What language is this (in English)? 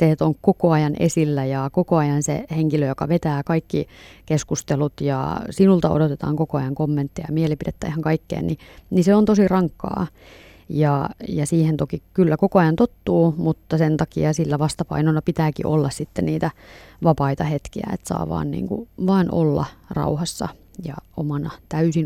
Finnish